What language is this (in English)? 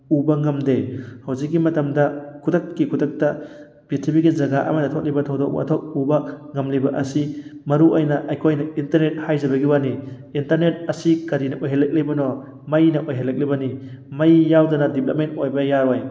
Manipuri